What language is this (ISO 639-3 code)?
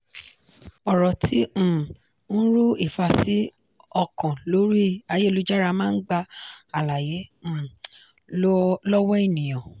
yor